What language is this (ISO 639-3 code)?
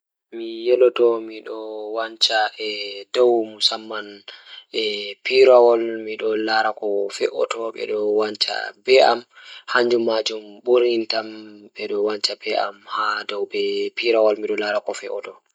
ful